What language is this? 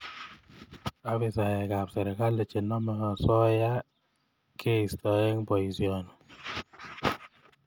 Kalenjin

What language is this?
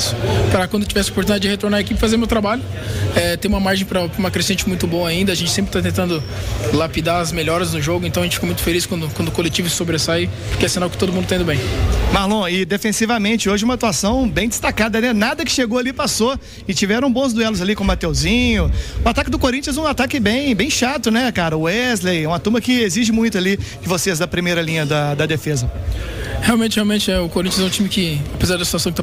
Portuguese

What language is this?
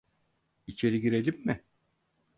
Turkish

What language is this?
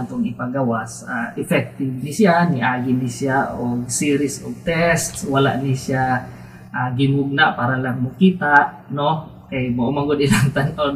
Filipino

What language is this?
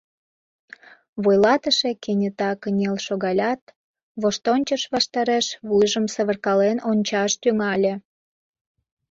Mari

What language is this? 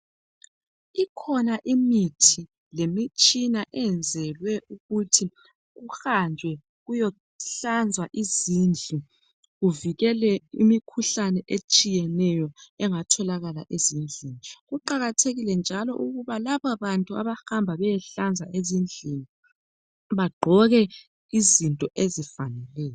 North Ndebele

